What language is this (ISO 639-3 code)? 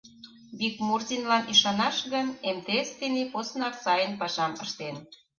chm